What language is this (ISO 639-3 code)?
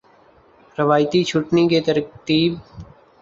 urd